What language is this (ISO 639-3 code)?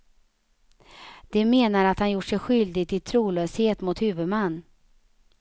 swe